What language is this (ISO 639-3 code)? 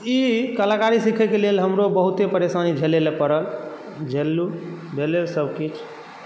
mai